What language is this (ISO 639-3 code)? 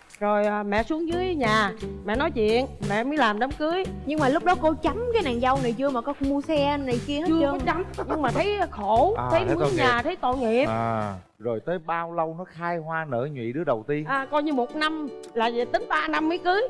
vie